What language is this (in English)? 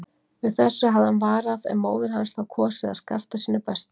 Icelandic